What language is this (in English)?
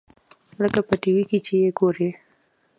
Pashto